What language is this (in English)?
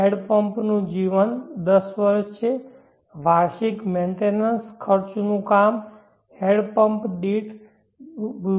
Gujarati